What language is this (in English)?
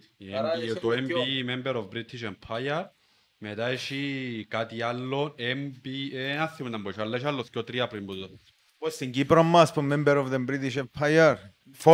Greek